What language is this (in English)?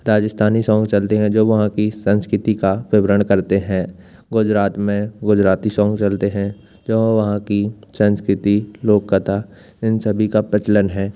Hindi